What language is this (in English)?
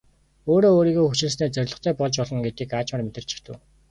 Mongolian